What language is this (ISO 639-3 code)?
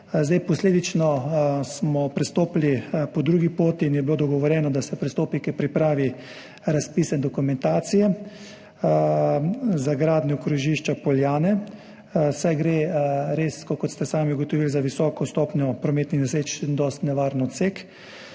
slv